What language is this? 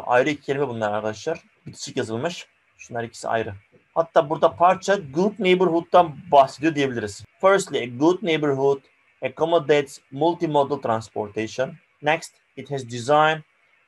Turkish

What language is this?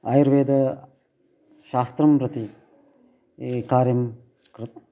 Sanskrit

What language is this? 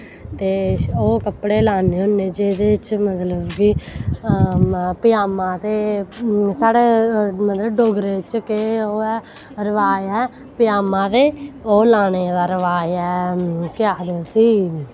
Dogri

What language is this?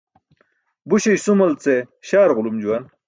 Burushaski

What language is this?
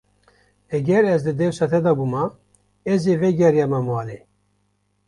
Kurdish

